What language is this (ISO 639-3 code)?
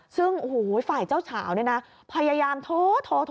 tha